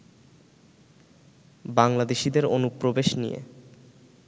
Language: Bangla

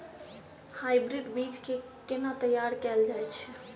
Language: Maithili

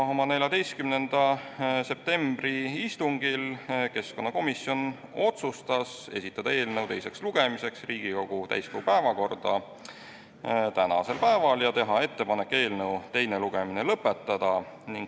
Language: Estonian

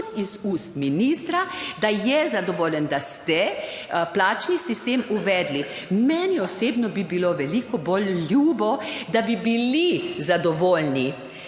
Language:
Slovenian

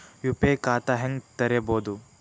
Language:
Kannada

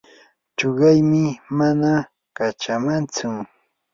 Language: Yanahuanca Pasco Quechua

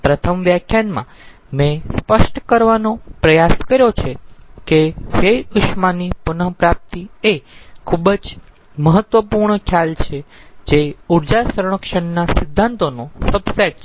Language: Gujarati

